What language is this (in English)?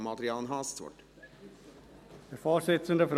Swiss German